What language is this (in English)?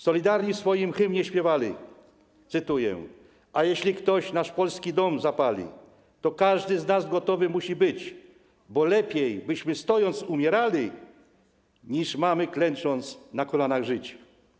Polish